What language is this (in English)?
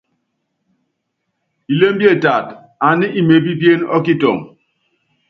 Yangben